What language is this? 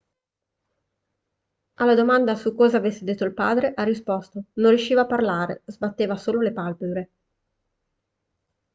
Italian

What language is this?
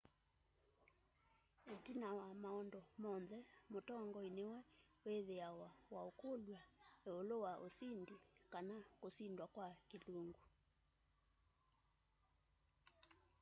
Kamba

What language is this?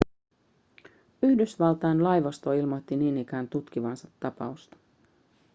Finnish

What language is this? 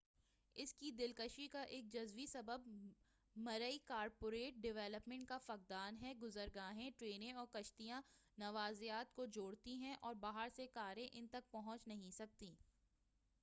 Urdu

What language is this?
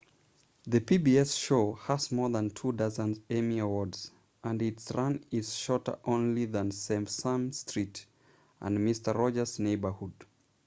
English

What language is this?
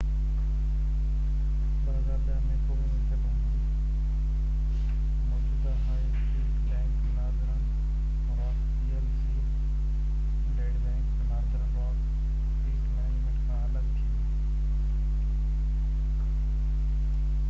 Sindhi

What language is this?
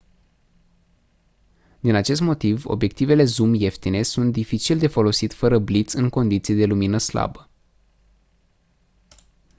Romanian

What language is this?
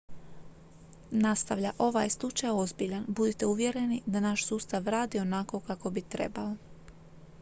Croatian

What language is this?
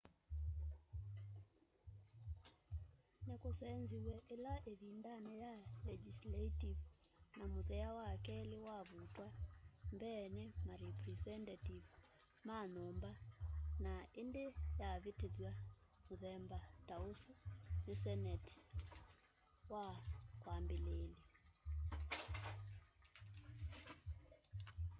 Kamba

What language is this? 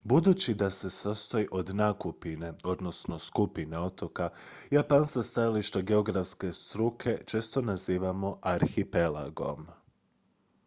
Croatian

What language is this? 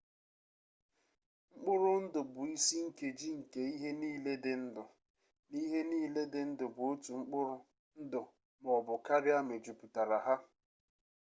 Igbo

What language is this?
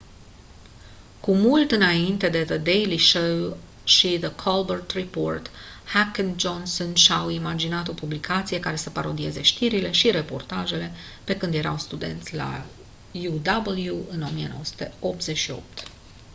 Romanian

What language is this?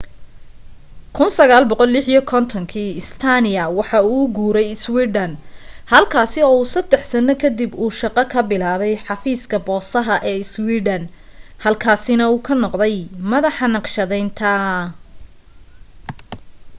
Somali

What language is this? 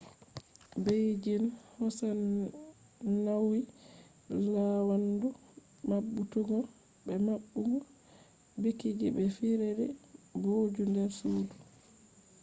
Fula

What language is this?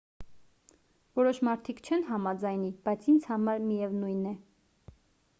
Armenian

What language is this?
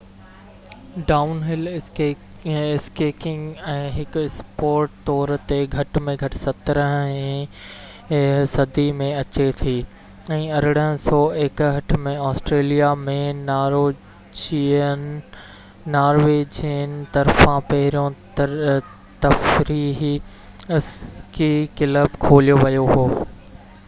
Sindhi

